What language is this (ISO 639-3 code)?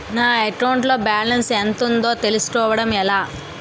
tel